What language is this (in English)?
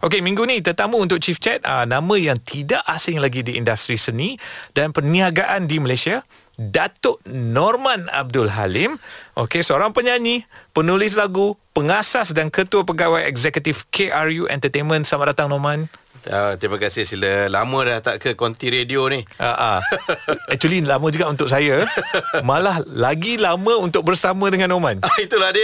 Malay